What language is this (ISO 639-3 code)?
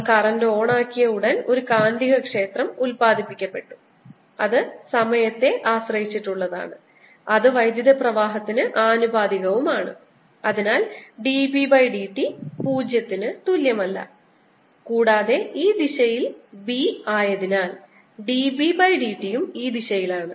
mal